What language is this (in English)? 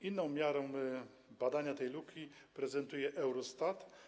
Polish